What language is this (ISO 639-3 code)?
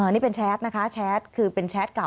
tha